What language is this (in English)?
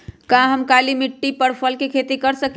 Magahi